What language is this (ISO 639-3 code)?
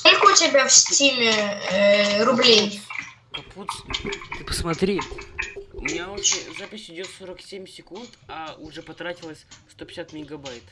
rus